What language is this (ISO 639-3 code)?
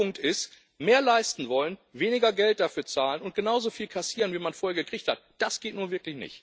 deu